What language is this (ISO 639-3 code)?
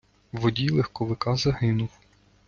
ukr